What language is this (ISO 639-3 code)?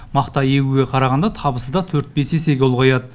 kaz